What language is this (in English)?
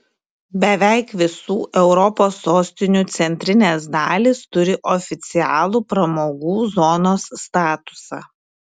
Lithuanian